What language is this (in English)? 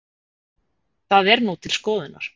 Icelandic